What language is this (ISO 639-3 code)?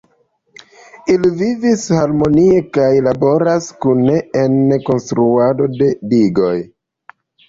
epo